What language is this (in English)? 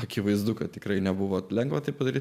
Lithuanian